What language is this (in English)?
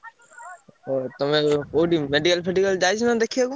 Odia